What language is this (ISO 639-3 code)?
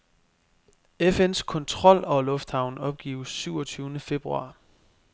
dan